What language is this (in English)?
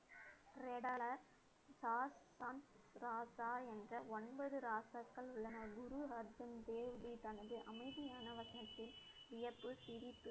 Tamil